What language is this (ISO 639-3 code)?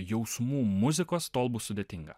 lit